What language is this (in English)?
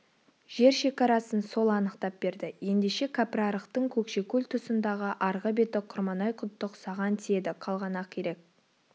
Kazakh